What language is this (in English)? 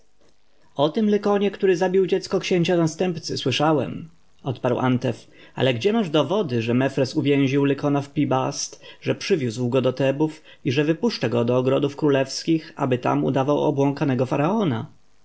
Polish